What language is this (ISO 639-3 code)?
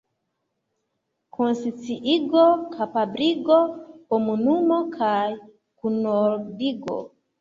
epo